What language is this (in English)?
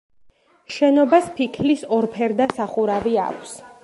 Georgian